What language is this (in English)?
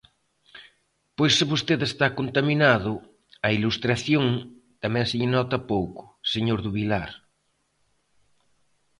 Galician